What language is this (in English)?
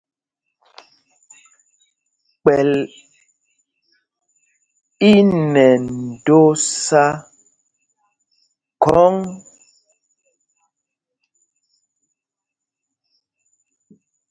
Mpumpong